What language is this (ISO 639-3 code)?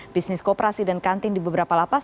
ind